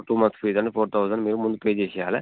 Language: Telugu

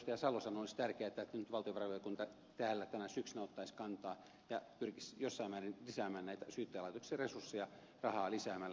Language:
Finnish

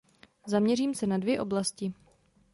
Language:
Czech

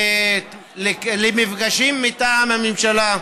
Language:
Hebrew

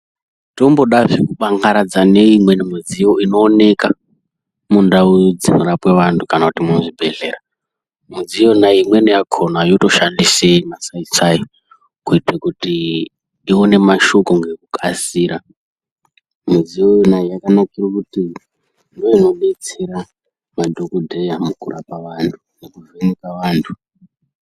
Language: Ndau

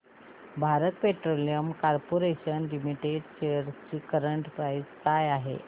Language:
Marathi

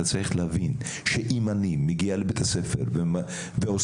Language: Hebrew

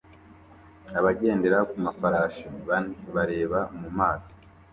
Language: Kinyarwanda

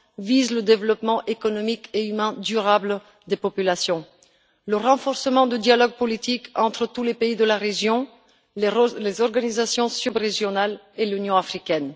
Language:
French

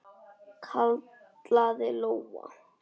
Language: Icelandic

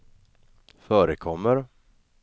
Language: Swedish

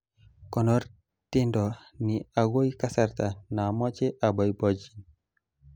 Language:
Kalenjin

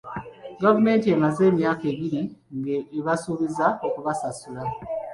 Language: Ganda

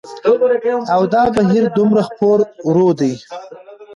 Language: Pashto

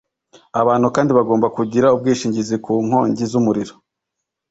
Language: Kinyarwanda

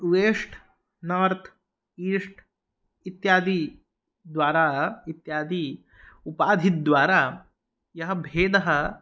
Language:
Sanskrit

